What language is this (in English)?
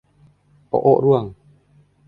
Thai